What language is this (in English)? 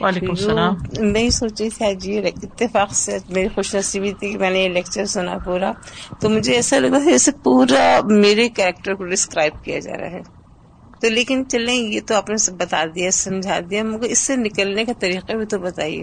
Urdu